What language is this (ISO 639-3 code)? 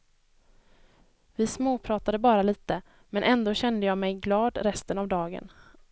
swe